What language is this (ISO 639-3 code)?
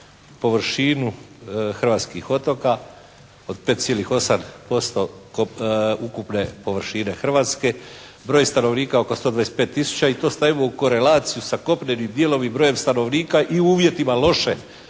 hrv